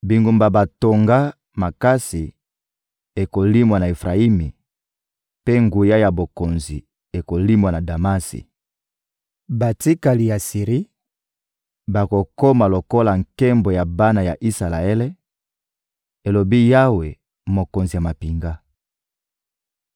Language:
Lingala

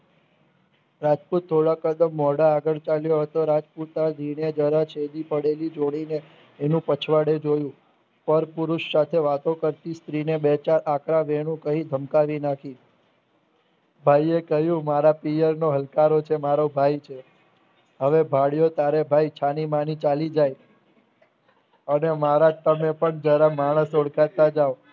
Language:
Gujarati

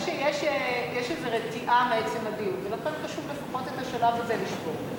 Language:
Hebrew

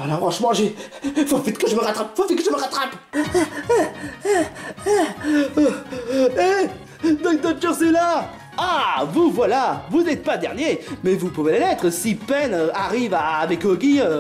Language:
French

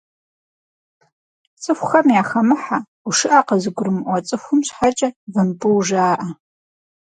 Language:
Kabardian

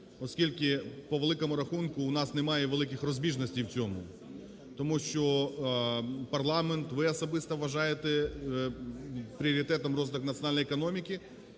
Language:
Ukrainian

